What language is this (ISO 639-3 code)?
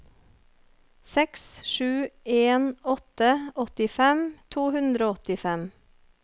nor